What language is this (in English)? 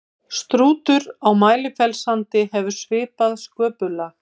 Icelandic